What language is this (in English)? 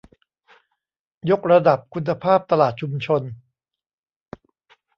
Thai